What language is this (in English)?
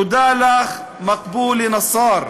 Hebrew